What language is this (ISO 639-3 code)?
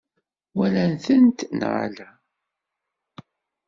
kab